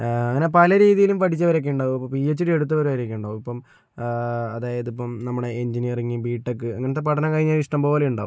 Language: Malayalam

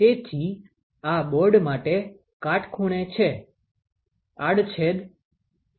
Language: Gujarati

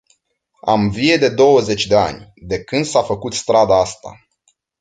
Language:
Romanian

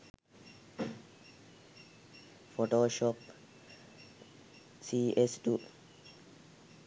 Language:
Sinhala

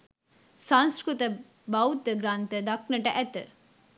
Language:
Sinhala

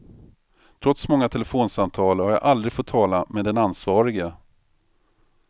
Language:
Swedish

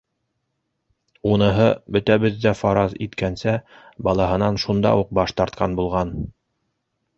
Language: Bashkir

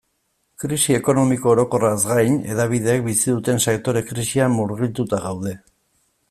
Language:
Basque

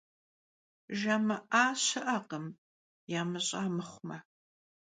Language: Kabardian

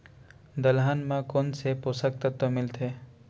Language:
Chhattisgarhi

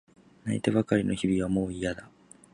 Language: Japanese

